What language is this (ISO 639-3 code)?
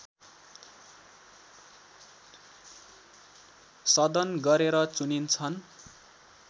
nep